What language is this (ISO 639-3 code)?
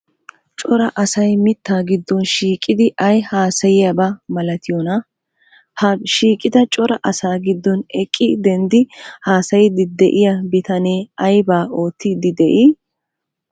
wal